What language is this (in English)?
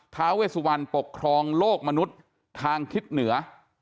Thai